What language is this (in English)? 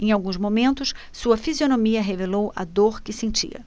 Portuguese